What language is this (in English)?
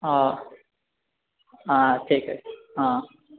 Odia